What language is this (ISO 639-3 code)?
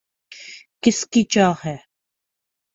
urd